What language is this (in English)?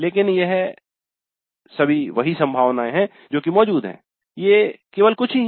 Hindi